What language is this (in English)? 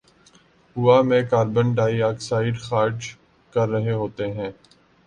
Urdu